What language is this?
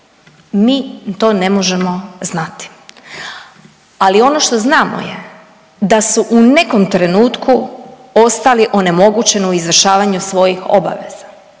Croatian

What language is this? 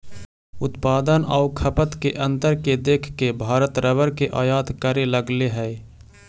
Magahi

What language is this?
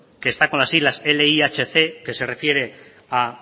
Spanish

